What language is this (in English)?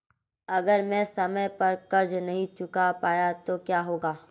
Hindi